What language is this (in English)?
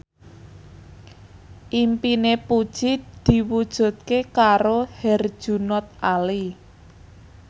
Javanese